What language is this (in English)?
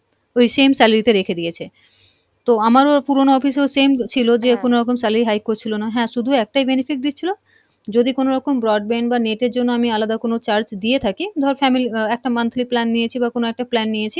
Bangla